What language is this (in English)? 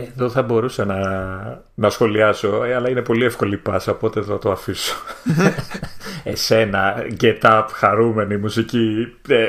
Greek